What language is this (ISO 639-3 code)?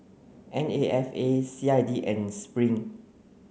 eng